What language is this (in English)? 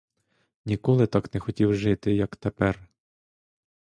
Ukrainian